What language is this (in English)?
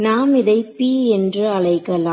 Tamil